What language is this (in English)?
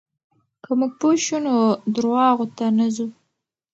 Pashto